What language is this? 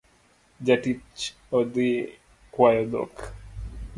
Luo (Kenya and Tanzania)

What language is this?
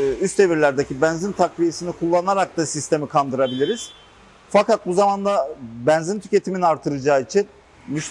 Turkish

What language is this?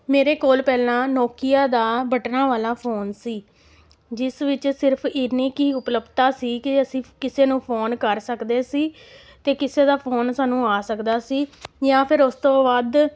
Punjabi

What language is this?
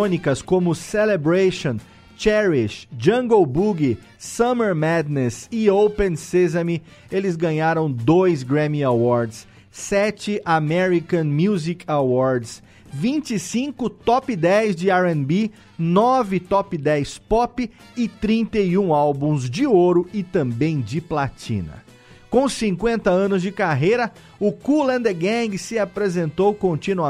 Portuguese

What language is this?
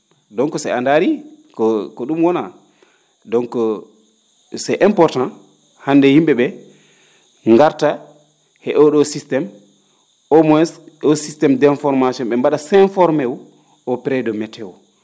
Fula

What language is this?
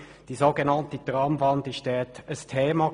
Swiss German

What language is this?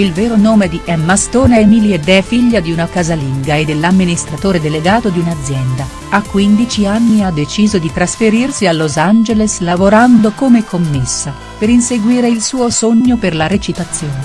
Italian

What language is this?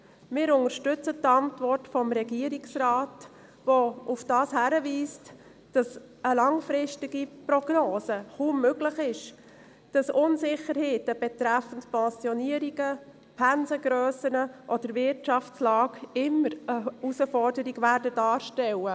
Swiss German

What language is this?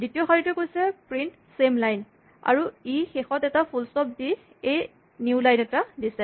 Assamese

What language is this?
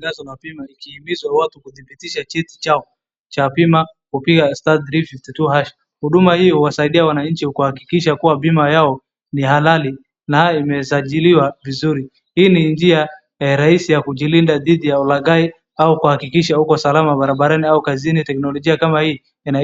Swahili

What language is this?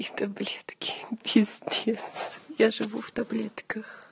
Russian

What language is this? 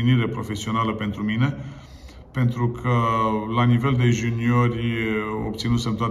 Romanian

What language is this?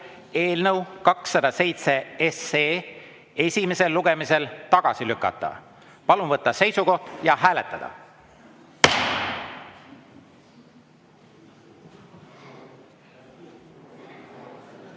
Estonian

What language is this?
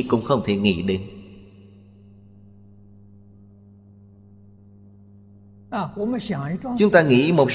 Vietnamese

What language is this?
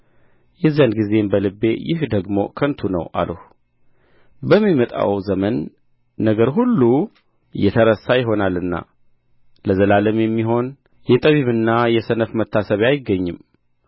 Amharic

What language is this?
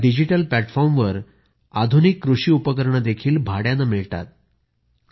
Marathi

